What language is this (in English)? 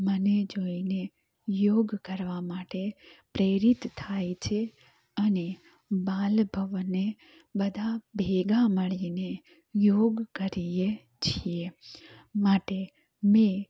Gujarati